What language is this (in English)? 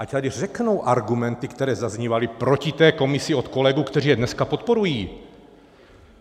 Czech